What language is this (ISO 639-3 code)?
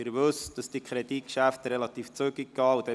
gsw